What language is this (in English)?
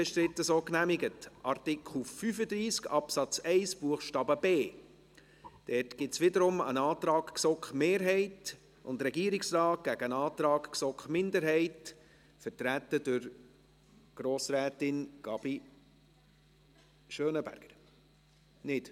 Swiss German